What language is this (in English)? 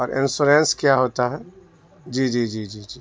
Urdu